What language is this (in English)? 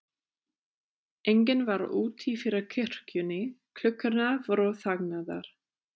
Icelandic